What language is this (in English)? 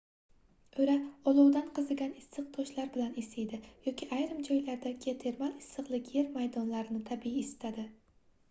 Uzbek